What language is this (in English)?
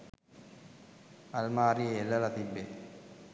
Sinhala